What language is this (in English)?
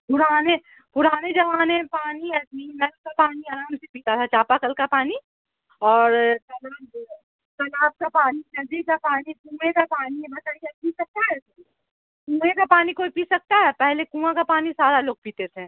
Urdu